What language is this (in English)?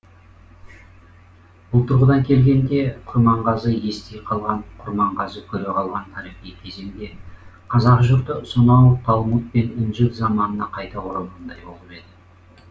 Kazakh